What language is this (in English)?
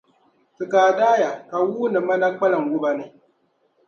Dagbani